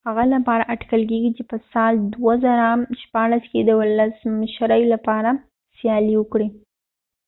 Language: Pashto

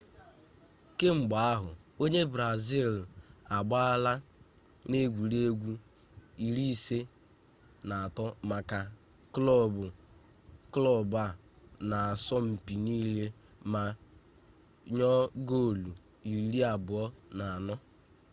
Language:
Igbo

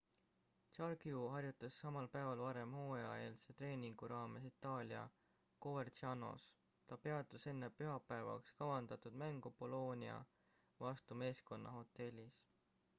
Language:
Estonian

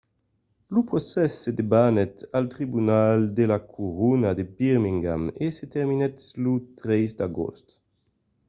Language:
Occitan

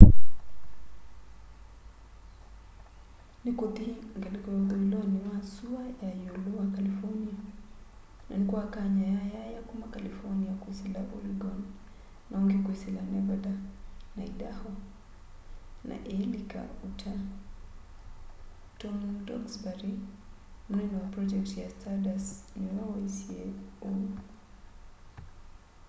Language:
Kamba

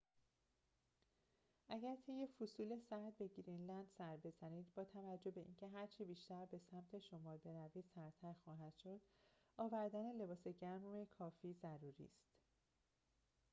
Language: Persian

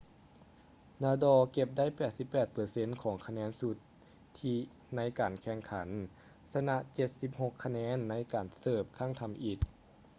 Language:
Lao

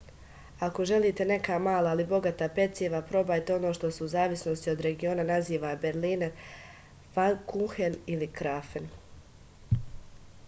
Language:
Serbian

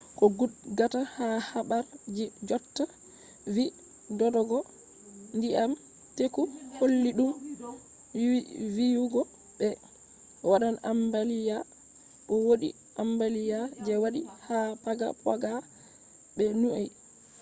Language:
Fula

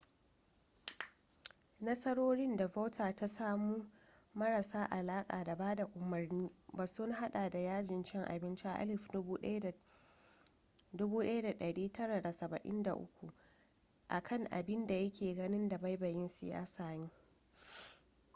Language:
Hausa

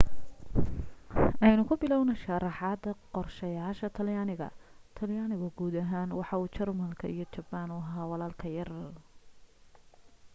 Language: Somali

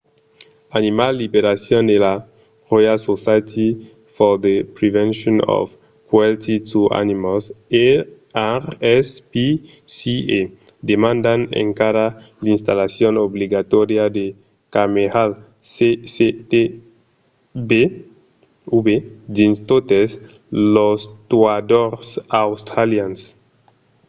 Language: Occitan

